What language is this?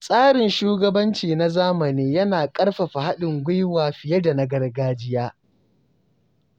Hausa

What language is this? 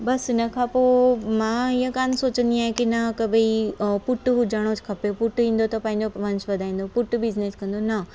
Sindhi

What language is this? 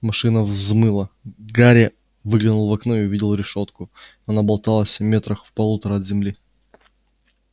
Russian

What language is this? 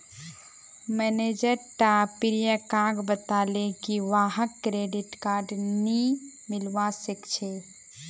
Magahi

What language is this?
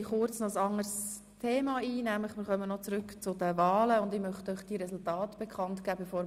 Swiss German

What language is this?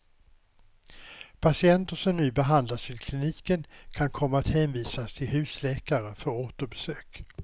Swedish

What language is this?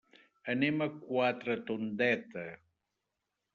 Catalan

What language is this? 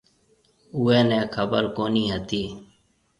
Marwari (Pakistan)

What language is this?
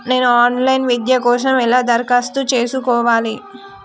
Telugu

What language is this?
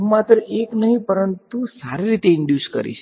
Gujarati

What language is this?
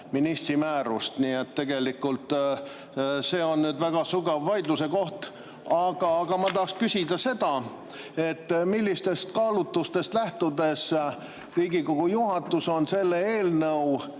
Estonian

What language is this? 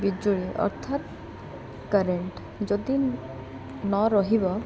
Odia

